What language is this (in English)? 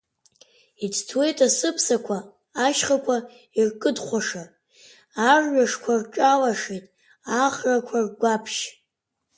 Abkhazian